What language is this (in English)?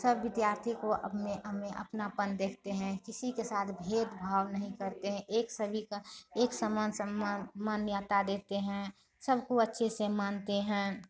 Hindi